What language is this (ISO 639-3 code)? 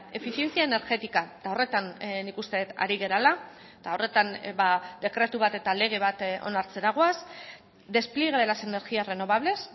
eus